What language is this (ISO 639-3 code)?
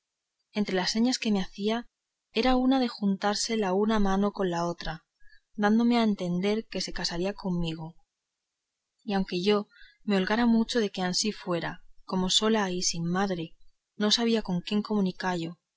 spa